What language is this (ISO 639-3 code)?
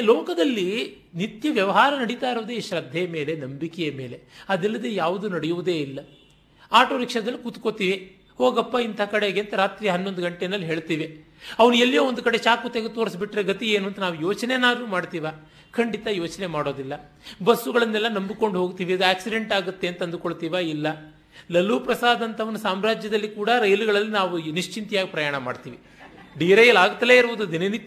kan